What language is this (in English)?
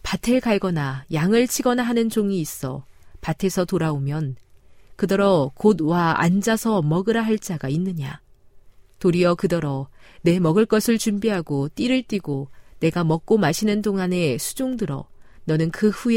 Korean